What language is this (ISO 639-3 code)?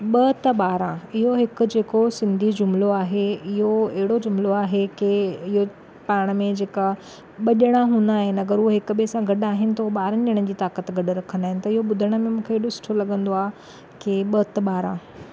snd